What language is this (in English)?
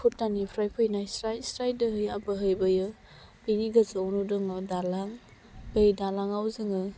Bodo